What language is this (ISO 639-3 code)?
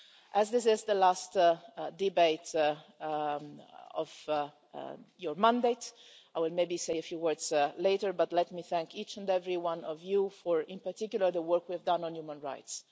eng